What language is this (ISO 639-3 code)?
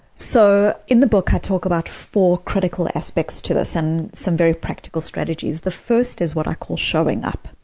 eng